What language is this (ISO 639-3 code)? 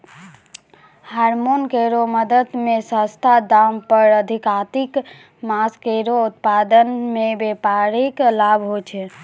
mai